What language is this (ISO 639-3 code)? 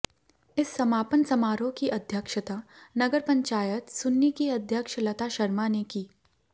hin